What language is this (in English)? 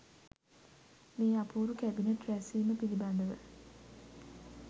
Sinhala